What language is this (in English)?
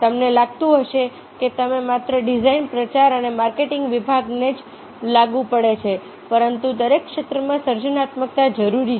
Gujarati